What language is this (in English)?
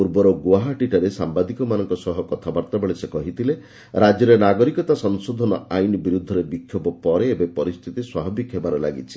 Odia